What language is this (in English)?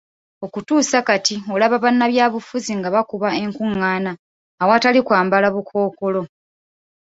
Ganda